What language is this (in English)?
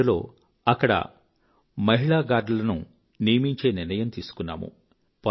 Telugu